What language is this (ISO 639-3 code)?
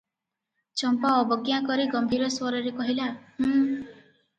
ori